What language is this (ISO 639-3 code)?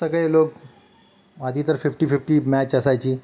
mar